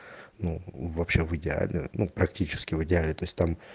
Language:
Russian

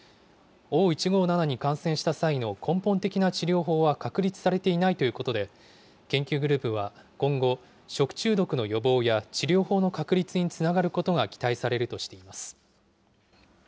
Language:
Japanese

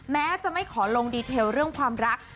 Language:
Thai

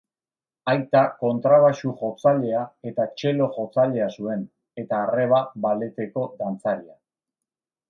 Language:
Basque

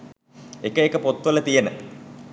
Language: Sinhala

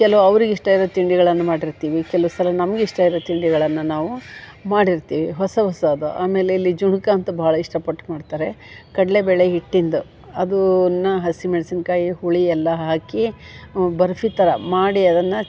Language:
Kannada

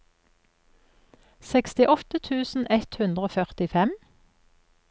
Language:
Norwegian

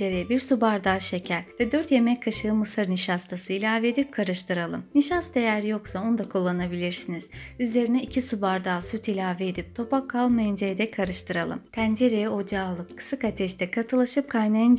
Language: Turkish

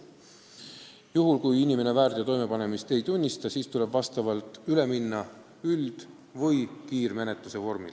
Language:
Estonian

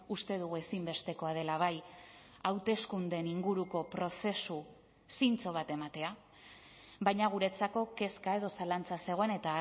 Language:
Basque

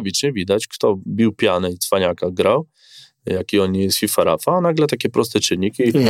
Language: Polish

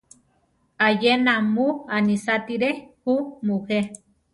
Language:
Central Tarahumara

